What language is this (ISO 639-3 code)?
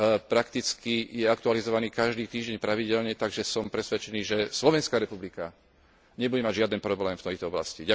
slk